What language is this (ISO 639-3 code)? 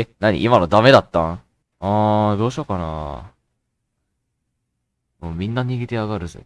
jpn